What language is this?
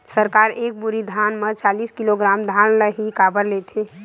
Chhattisgarhi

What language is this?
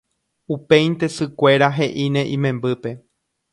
Guarani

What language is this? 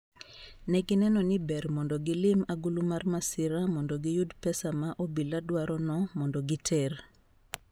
Luo (Kenya and Tanzania)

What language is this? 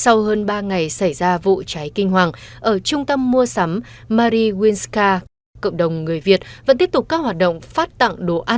Vietnamese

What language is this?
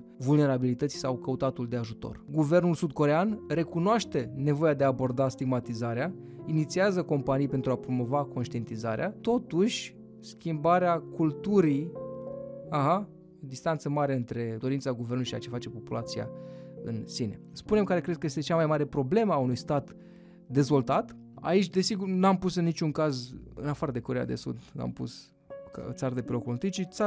Romanian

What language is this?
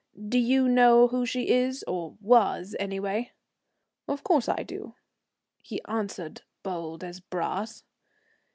English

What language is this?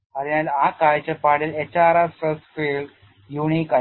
Malayalam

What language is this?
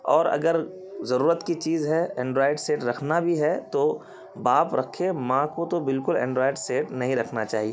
Urdu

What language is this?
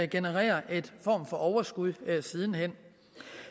Danish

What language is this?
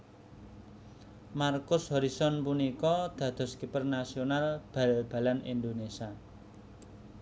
Javanese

